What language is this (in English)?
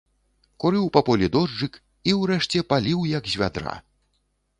Belarusian